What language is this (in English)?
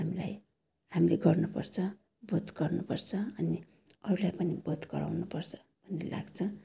Nepali